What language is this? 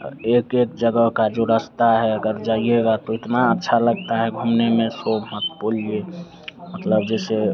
Hindi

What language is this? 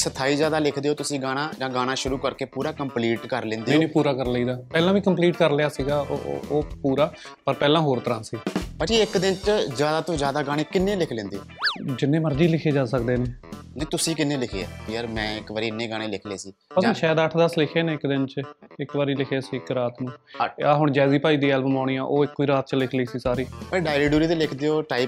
Punjabi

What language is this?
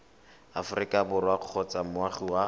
Tswana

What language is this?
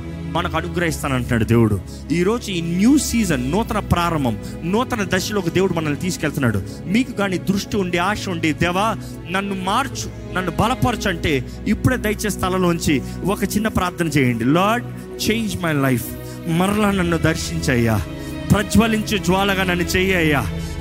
Telugu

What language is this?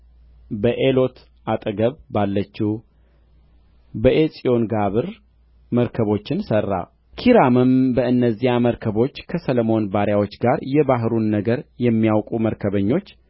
Amharic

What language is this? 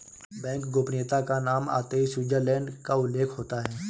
Hindi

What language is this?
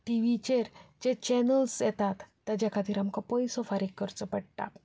Konkani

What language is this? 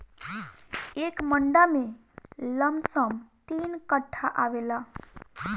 Bhojpuri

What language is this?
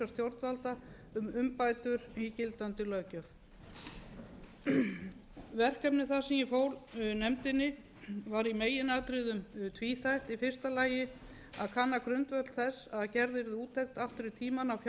Icelandic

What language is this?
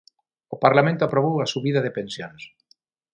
Galician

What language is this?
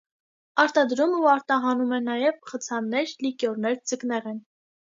Armenian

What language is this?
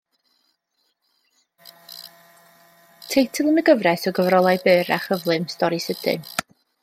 Welsh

